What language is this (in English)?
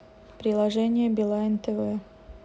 Russian